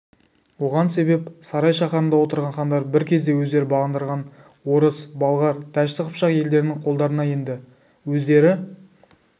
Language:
Kazakh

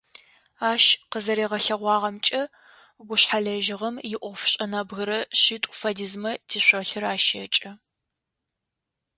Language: Adyghe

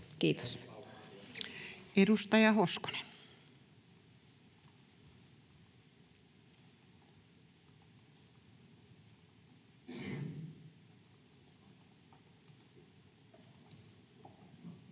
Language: Finnish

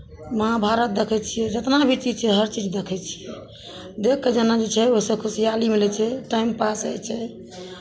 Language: Maithili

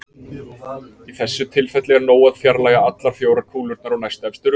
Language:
Icelandic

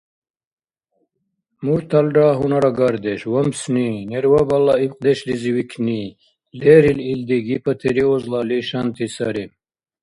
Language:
Dargwa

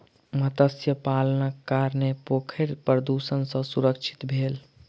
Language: Maithili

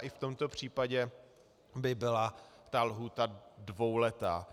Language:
Czech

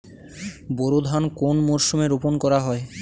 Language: Bangla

